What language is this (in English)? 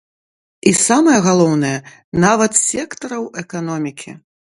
Belarusian